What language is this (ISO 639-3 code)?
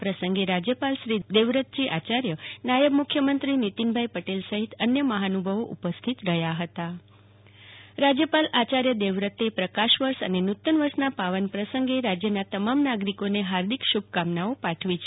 guj